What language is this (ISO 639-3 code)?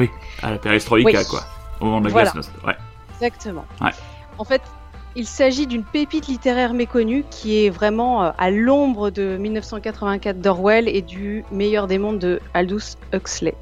fra